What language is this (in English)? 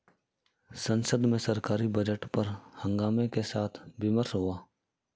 Hindi